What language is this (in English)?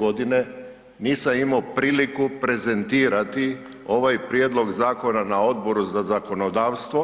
Croatian